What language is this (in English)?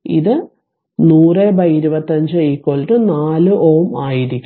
Malayalam